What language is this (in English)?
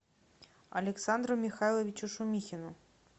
Russian